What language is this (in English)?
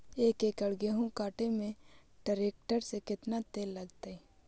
Magahi